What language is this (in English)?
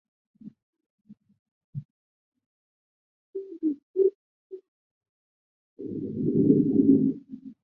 Chinese